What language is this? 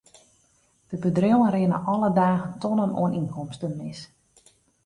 Western Frisian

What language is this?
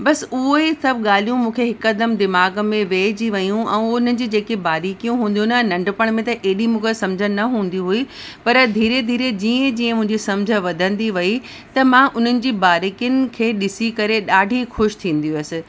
Sindhi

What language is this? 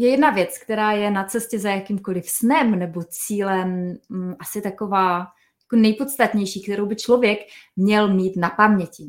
Czech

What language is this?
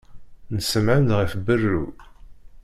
Kabyle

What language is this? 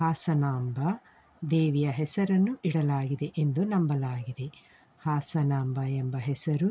Kannada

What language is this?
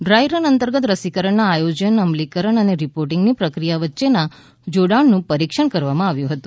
Gujarati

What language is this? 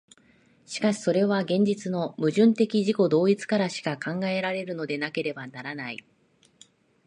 Japanese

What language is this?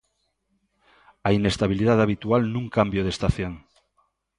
Galician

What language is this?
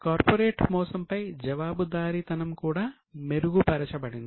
Telugu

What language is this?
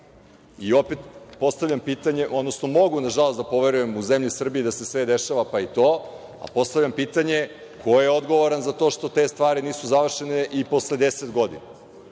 Serbian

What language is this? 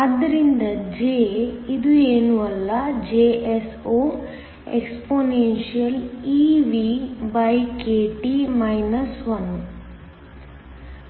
Kannada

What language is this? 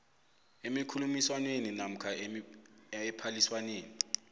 South Ndebele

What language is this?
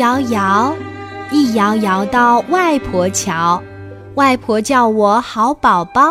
Chinese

